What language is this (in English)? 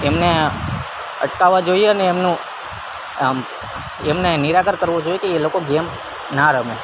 Gujarati